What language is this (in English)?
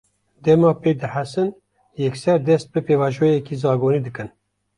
Kurdish